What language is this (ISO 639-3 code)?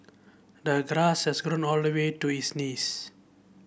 eng